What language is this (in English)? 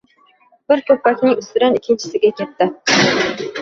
Uzbek